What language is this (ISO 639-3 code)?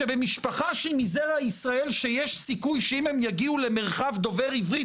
heb